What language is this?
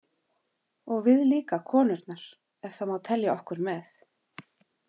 Icelandic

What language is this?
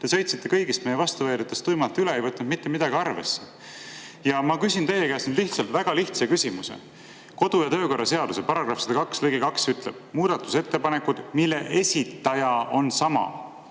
Estonian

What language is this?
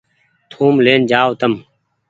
Goaria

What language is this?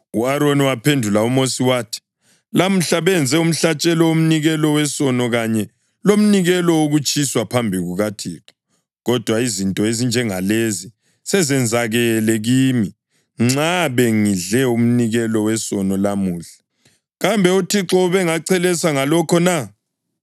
North Ndebele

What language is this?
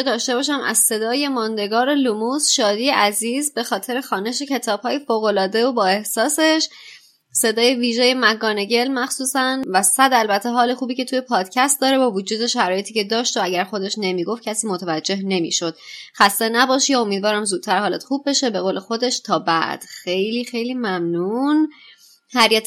Persian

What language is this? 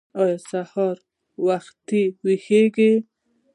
Pashto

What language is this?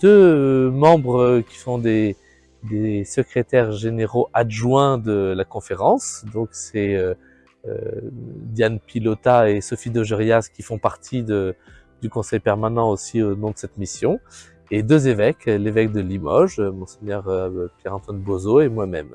French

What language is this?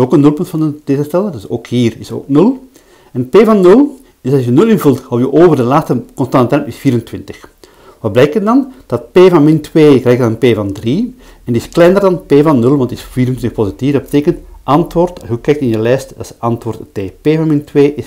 Dutch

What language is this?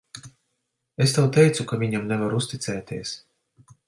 Latvian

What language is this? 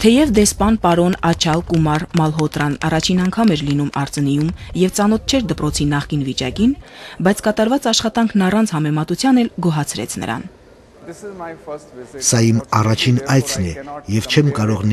Romanian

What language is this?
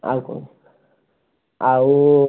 Odia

